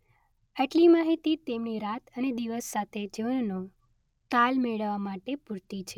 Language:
Gujarati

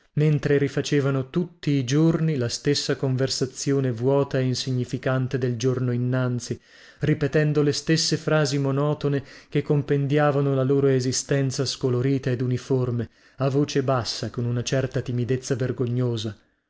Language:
Italian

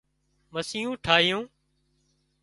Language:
Wadiyara Koli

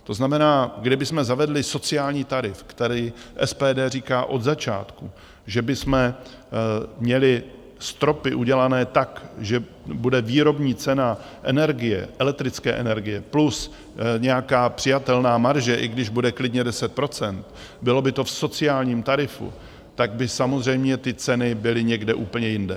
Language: Czech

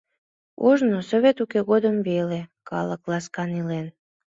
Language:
Mari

